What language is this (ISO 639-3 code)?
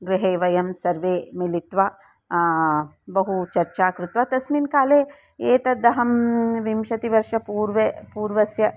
san